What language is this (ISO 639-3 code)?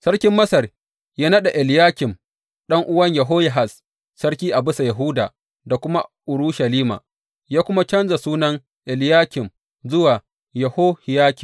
hau